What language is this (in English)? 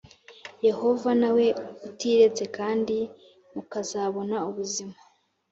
Kinyarwanda